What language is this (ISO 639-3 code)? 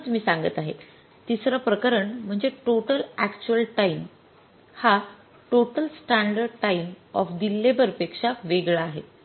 mar